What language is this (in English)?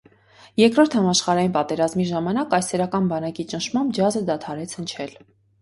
Armenian